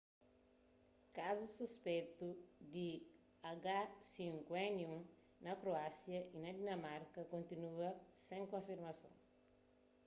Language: Kabuverdianu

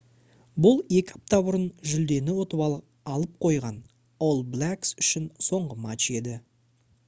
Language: Kazakh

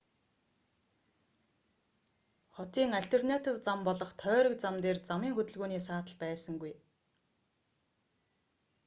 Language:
Mongolian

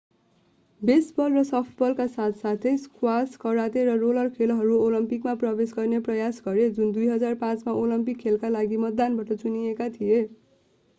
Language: Nepali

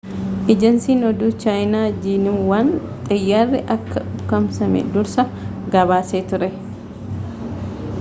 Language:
Oromo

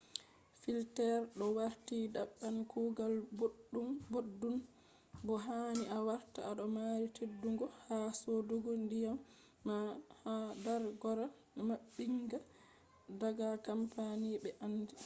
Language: Fula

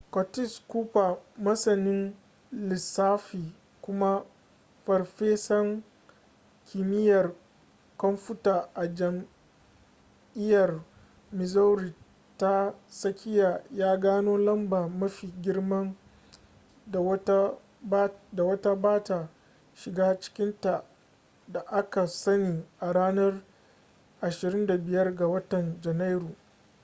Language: Hausa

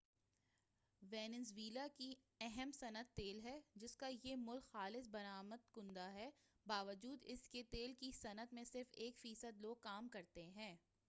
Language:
Urdu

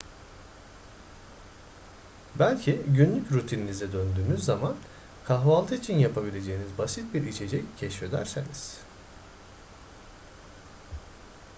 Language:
Turkish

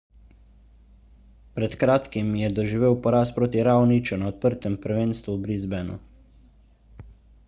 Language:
Slovenian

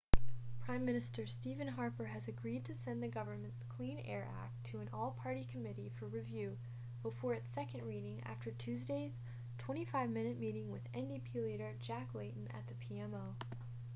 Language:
English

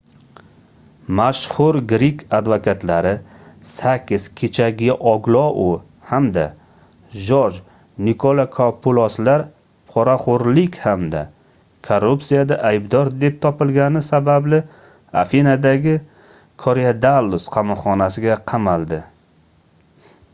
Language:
Uzbek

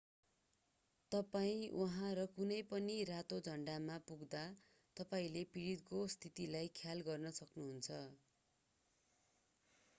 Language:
Nepali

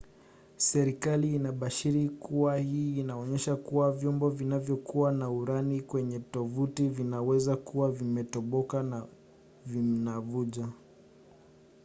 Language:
Swahili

